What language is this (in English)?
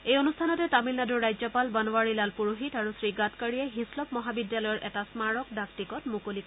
Assamese